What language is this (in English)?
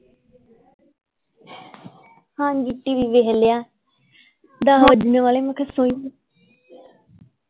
Punjabi